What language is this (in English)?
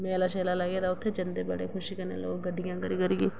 Dogri